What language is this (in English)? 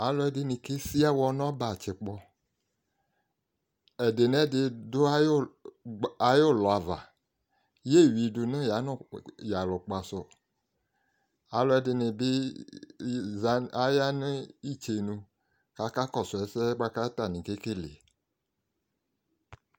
Ikposo